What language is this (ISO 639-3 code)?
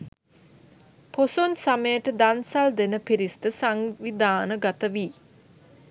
sin